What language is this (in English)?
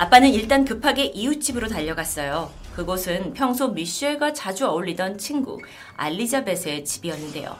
Korean